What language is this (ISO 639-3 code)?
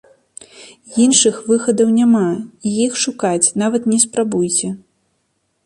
bel